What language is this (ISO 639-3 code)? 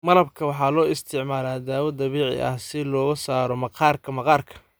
som